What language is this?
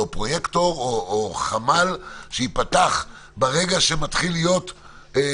Hebrew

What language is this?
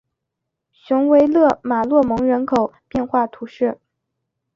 Chinese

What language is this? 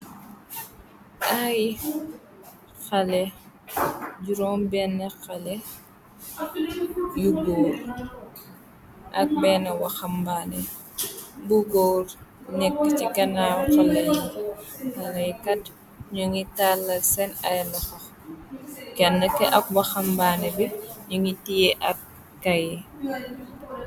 Wolof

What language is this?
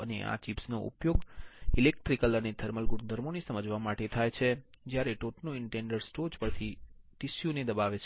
Gujarati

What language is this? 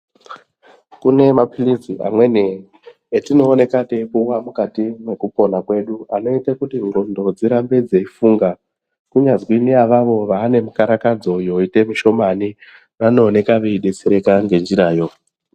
Ndau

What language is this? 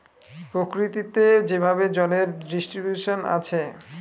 Bangla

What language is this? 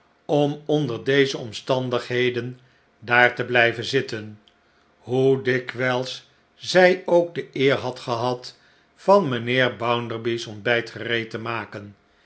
Dutch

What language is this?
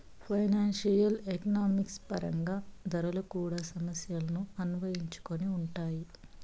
Telugu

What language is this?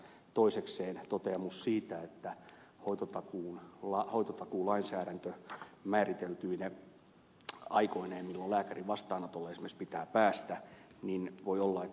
Finnish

